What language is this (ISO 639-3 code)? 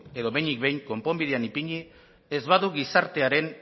eus